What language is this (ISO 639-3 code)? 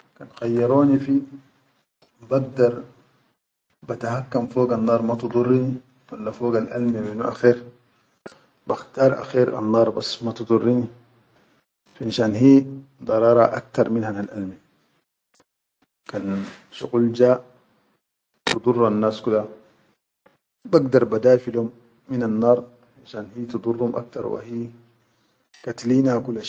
shu